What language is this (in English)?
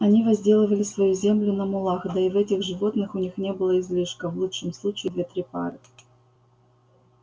Russian